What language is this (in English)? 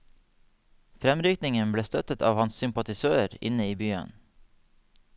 Norwegian